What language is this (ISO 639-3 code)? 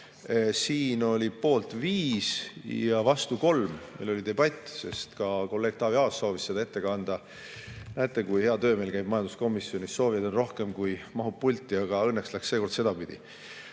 est